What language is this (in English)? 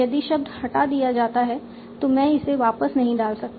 Hindi